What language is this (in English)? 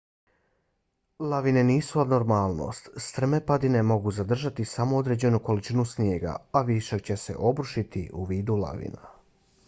Bosnian